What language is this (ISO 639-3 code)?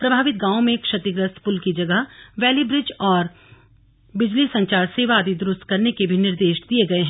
hin